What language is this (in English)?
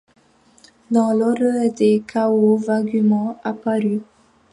French